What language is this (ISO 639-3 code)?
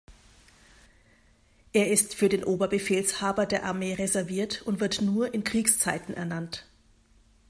deu